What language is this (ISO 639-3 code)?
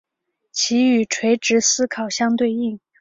zho